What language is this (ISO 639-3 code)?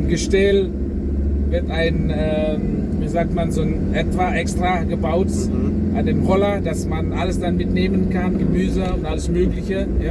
deu